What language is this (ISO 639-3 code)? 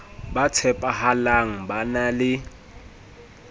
sot